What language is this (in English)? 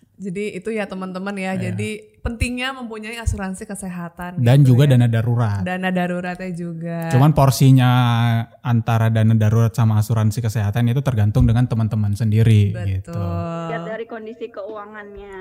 Indonesian